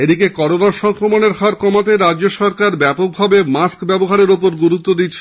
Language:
Bangla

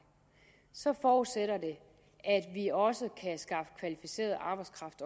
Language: Danish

